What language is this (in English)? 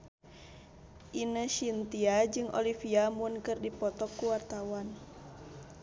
Sundanese